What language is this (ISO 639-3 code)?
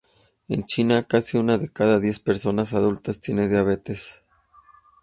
spa